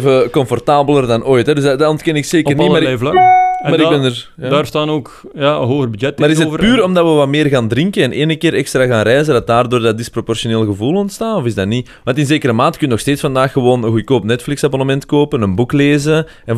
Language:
Dutch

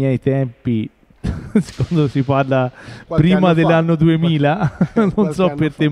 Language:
Italian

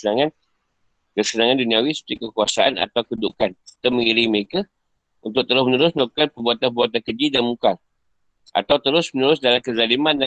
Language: Malay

